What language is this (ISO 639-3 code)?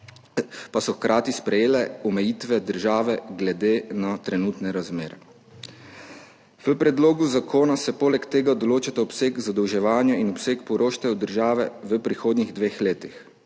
slv